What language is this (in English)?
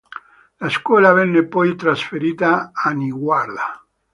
Italian